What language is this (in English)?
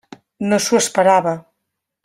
Catalan